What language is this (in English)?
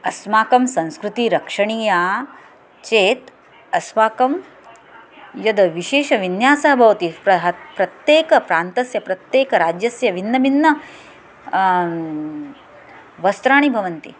Sanskrit